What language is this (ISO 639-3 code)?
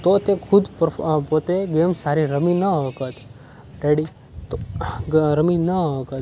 guj